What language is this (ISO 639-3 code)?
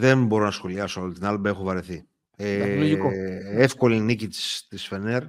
ell